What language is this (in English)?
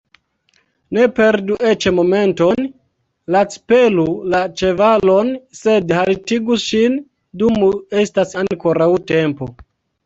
Esperanto